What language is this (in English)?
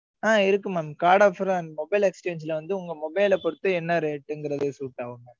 Tamil